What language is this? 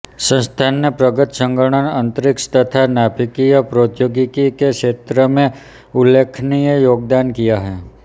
Hindi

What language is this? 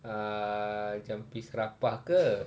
English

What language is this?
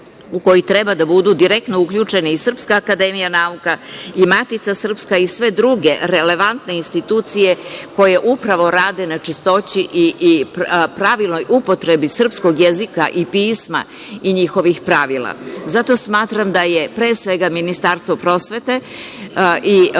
Serbian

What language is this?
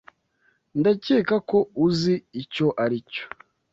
Kinyarwanda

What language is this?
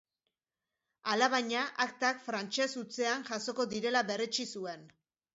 Basque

